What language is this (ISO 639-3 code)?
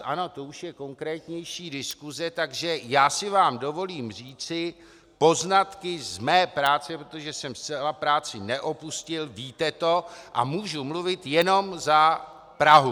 ces